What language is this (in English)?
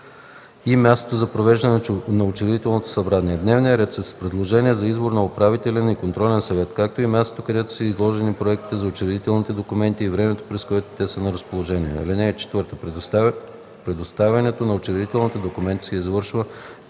Bulgarian